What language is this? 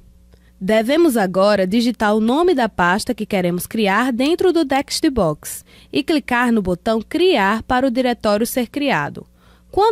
Portuguese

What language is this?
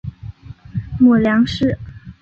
Chinese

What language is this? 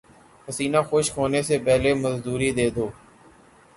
Urdu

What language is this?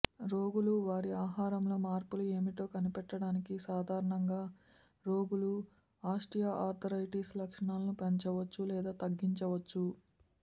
Telugu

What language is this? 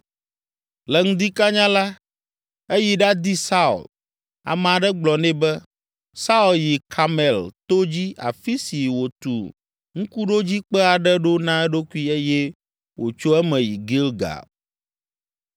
Ewe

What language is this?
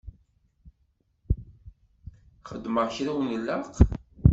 Kabyle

